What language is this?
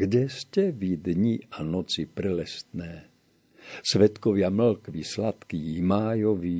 Slovak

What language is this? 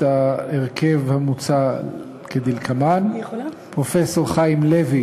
Hebrew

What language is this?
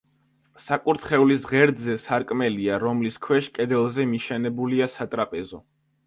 Georgian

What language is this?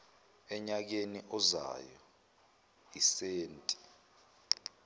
Zulu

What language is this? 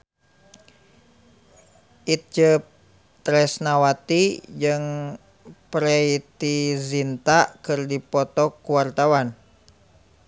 Sundanese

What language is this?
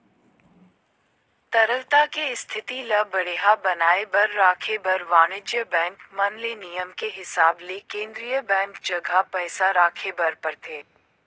Chhattisgarhi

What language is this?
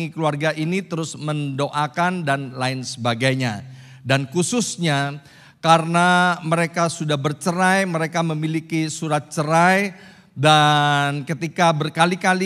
Indonesian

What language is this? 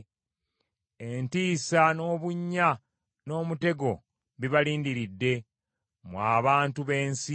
Ganda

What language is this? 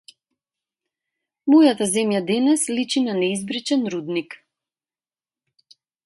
Macedonian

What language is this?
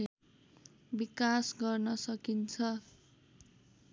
Nepali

